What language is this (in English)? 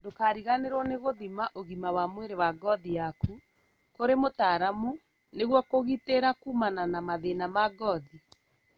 Kikuyu